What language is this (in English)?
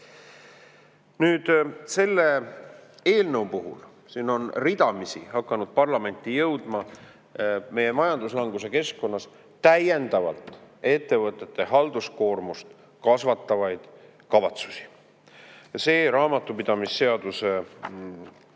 Estonian